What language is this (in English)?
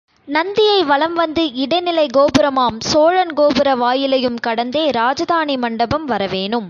Tamil